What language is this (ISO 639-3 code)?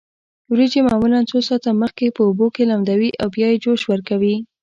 pus